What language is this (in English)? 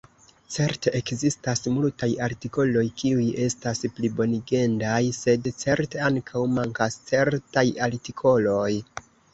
Esperanto